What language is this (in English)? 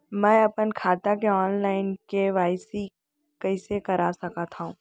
Chhattisgarhi